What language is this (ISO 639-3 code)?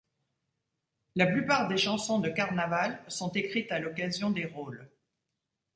fra